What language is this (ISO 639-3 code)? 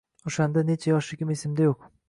uzb